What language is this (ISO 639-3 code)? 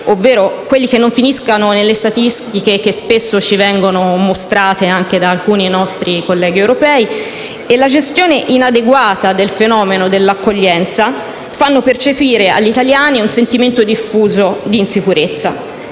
ita